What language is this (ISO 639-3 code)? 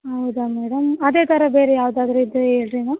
kan